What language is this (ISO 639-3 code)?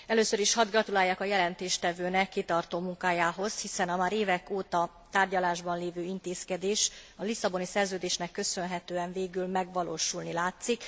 hun